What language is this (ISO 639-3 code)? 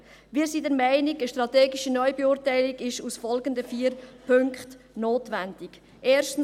gsw